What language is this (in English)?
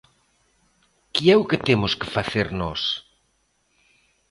Galician